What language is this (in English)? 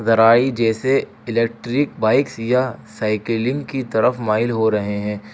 Urdu